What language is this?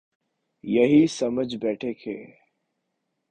Urdu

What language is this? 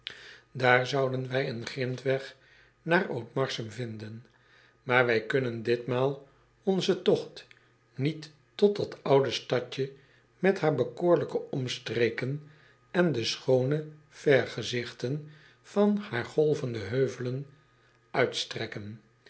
Dutch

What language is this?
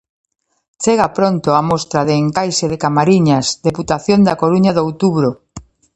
Galician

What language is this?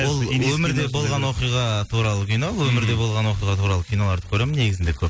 Kazakh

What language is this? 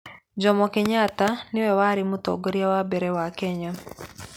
Kikuyu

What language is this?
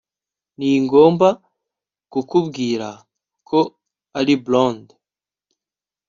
Kinyarwanda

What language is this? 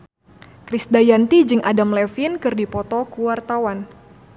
Sundanese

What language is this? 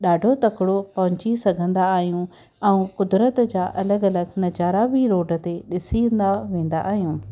Sindhi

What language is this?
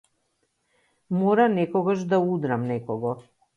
Macedonian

